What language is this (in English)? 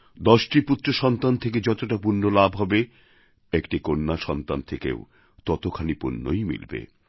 Bangla